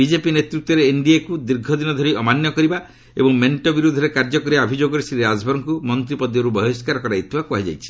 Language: Odia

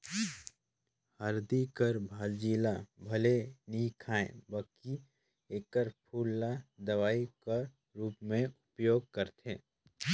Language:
Chhattisgarhi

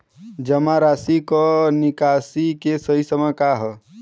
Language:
Bhojpuri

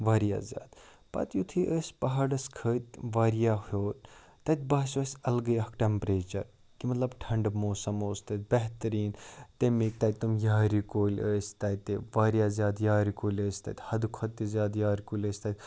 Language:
Kashmiri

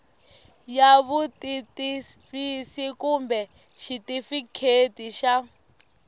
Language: Tsonga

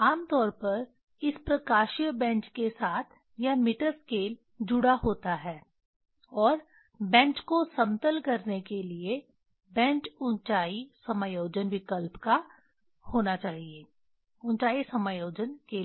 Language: Hindi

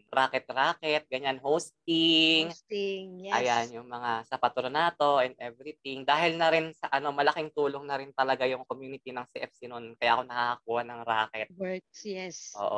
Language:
Filipino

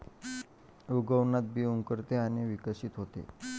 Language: Marathi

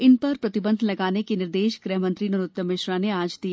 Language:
Hindi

